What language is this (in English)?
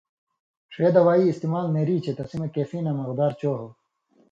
Indus Kohistani